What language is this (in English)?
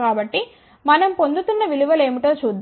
Telugu